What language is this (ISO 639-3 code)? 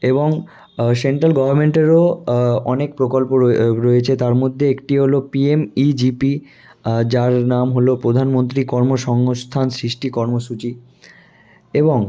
ben